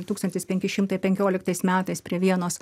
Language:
Lithuanian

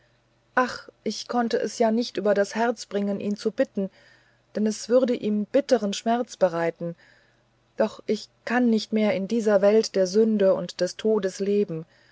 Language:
German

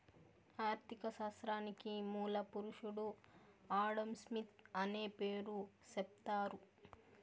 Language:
Telugu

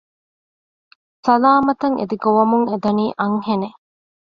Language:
Divehi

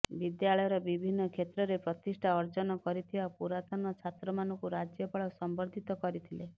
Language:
Odia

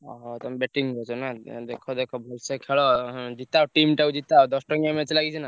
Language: Odia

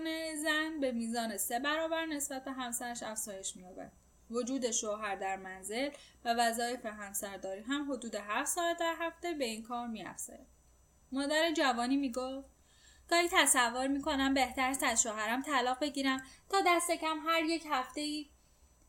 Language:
Persian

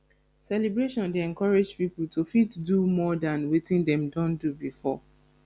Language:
Nigerian Pidgin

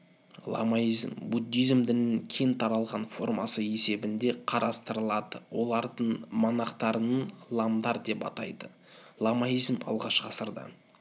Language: Kazakh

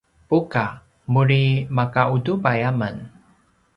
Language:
Paiwan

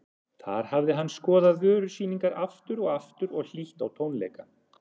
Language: Icelandic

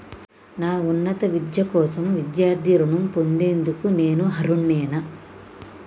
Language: Telugu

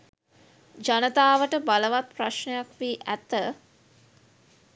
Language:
Sinhala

